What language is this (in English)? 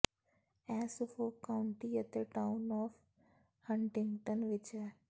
Punjabi